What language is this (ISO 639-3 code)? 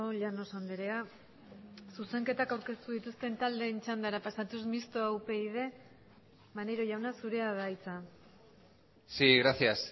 eus